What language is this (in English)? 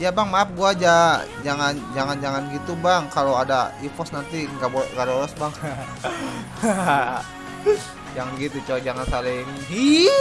Indonesian